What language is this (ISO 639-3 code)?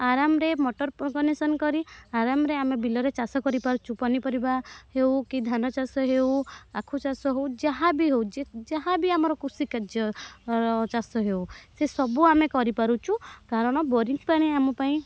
ori